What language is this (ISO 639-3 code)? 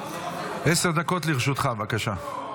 heb